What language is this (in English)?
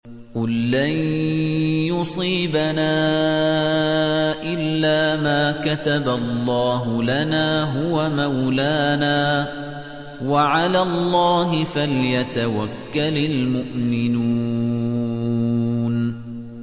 Arabic